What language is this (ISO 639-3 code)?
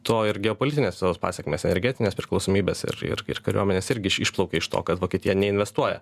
lit